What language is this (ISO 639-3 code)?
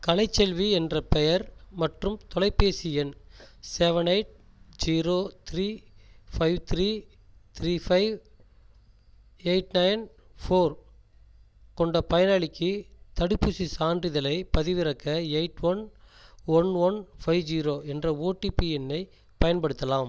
tam